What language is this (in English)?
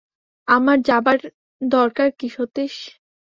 Bangla